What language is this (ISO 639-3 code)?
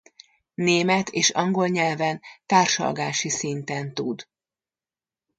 hun